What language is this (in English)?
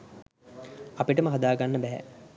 Sinhala